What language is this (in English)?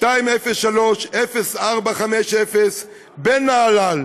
Hebrew